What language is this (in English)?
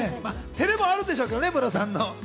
Japanese